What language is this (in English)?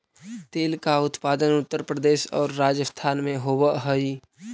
Magahi